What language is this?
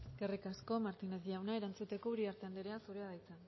Basque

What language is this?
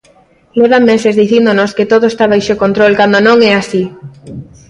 Galician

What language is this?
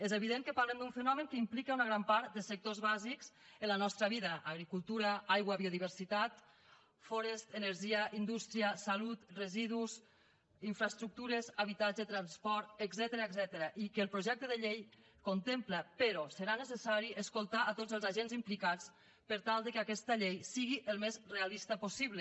Catalan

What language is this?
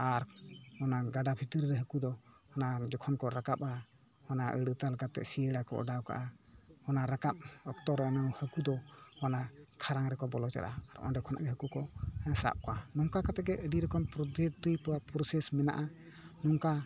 Santali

